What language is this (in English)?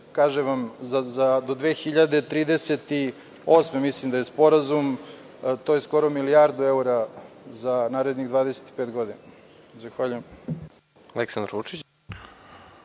Serbian